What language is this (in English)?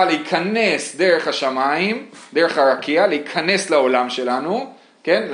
Hebrew